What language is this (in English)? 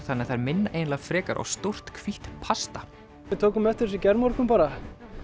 Icelandic